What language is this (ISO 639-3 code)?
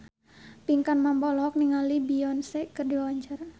sun